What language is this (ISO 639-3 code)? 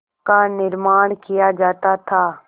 hin